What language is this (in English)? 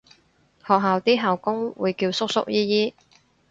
Cantonese